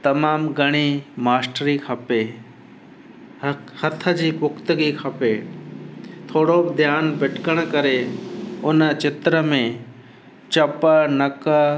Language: Sindhi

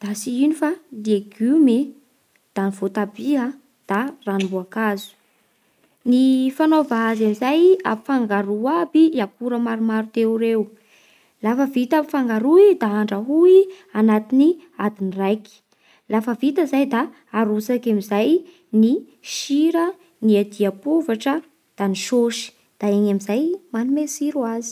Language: Bara Malagasy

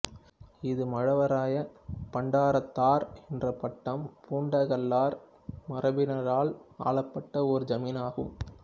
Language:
Tamil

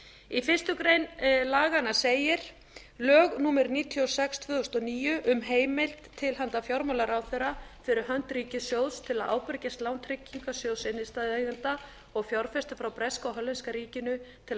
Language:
Icelandic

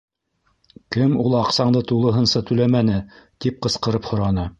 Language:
Bashkir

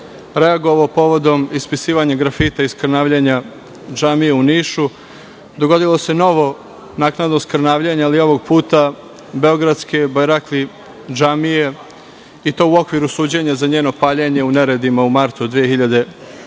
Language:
Serbian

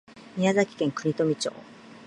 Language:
Japanese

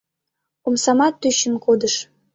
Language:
Mari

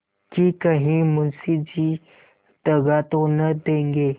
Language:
Hindi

